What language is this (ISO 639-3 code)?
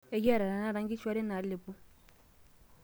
mas